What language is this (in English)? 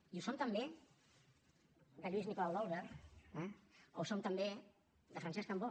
Catalan